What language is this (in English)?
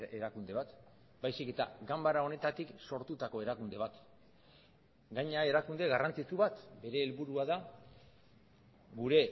Basque